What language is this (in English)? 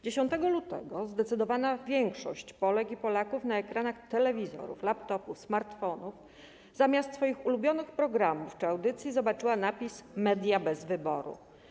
Polish